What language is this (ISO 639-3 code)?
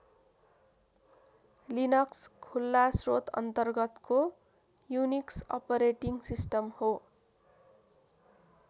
nep